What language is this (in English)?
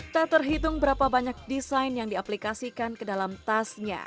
Indonesian